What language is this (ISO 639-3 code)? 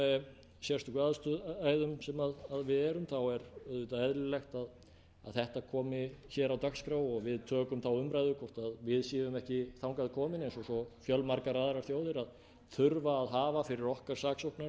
isl